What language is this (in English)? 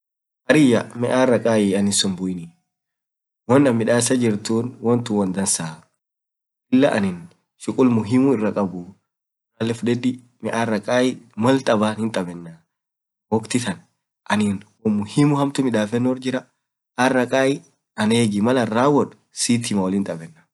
Orma